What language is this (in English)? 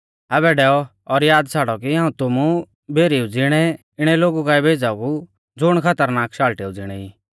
Mahasu Pahari